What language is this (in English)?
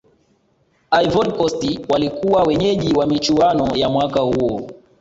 Swahili